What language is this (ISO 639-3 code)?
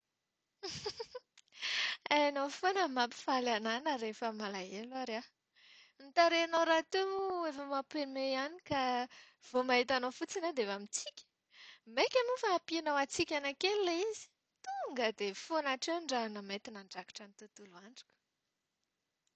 mlg